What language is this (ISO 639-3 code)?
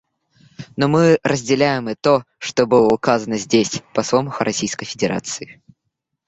rus